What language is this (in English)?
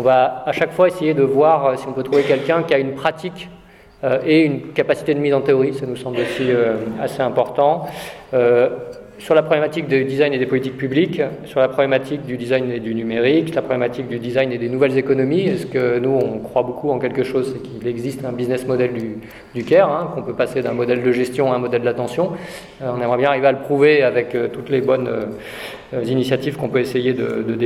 French